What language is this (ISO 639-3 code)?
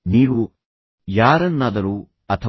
kan